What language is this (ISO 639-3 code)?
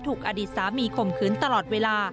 tha